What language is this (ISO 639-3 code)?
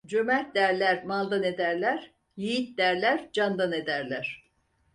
tur